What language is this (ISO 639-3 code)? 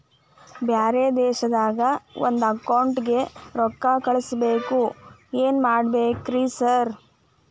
kan